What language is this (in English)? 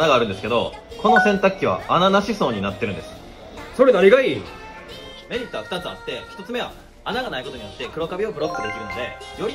Japanese